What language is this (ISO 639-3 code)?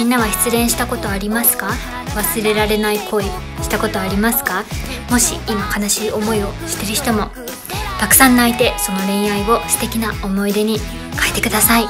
jpn